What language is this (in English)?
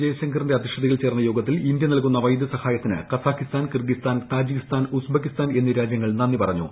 Malayalam